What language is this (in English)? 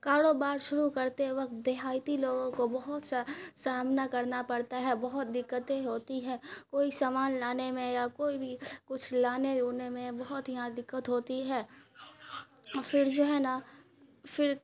Urdu